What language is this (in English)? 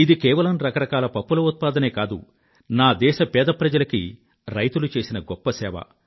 Telugu